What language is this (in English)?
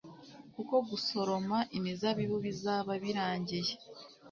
Kinyarwanda